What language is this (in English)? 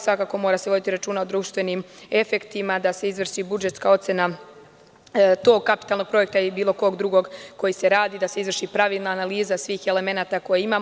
Serbian